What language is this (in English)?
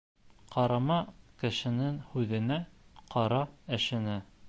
Bashkir